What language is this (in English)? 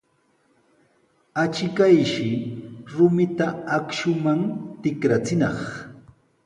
Sihuas Ancash Quechua